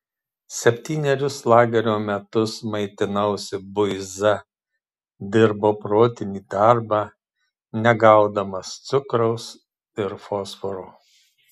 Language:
Lithuanian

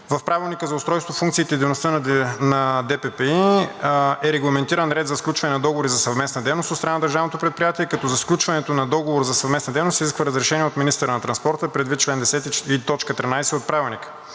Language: Bulgarian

